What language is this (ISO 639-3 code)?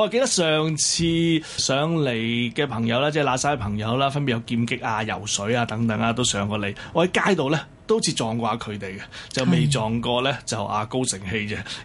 zho